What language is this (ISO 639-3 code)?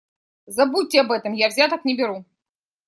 rus